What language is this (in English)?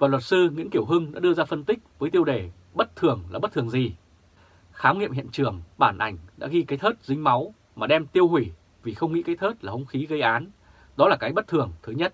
Vietnamese